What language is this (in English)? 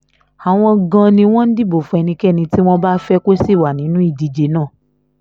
Yoruba